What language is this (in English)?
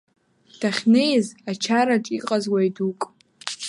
Abkhazian